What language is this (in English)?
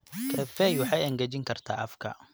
Somali